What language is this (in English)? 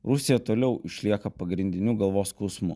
Lithuanian